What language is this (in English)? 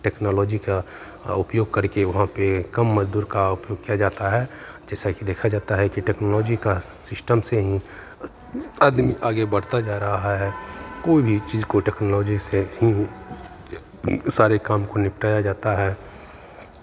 Hindi